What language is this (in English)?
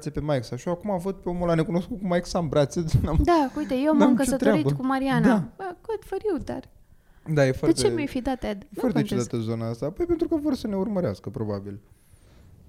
Romanian